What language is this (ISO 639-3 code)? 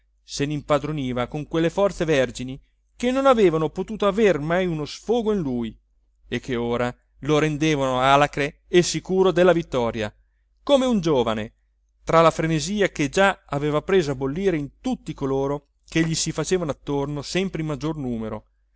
ita